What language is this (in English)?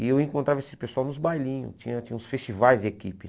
Portuguese